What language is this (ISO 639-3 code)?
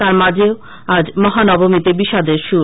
ben